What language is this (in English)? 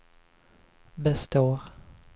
Swedish